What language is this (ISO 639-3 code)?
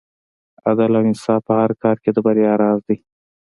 pus